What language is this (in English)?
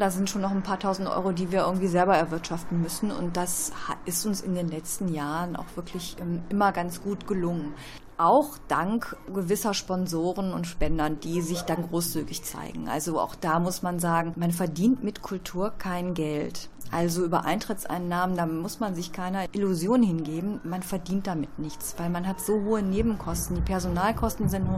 German